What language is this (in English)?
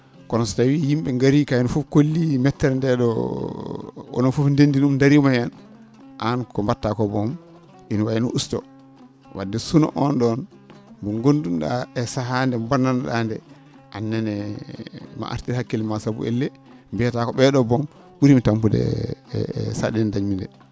Fula